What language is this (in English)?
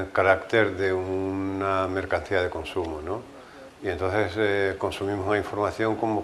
Spanish